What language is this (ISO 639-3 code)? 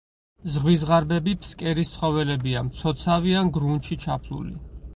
kat